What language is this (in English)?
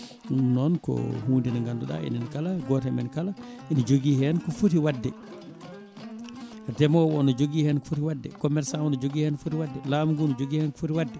Fula